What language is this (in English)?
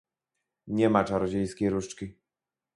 Polish